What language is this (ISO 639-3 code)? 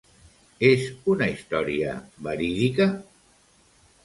cat